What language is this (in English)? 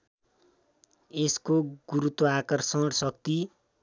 Nepali